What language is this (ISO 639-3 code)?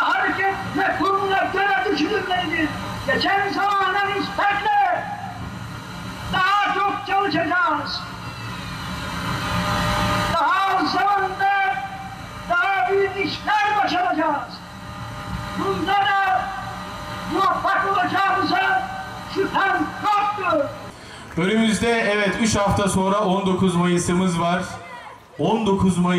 tur